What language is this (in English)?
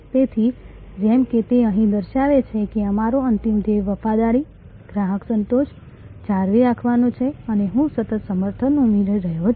Gujarati